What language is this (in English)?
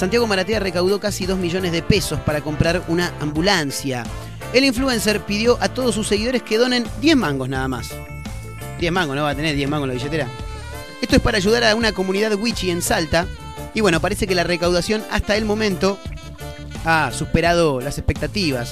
Spanish